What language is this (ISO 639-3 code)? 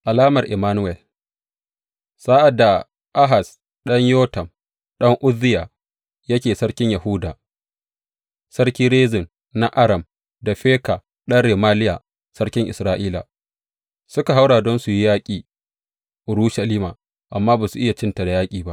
hau